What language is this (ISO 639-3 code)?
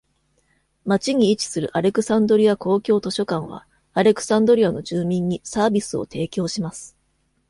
jpn